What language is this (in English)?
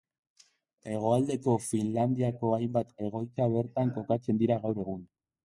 Basque